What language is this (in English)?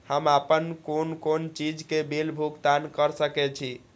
Maithili